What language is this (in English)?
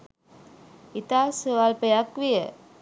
Sinhala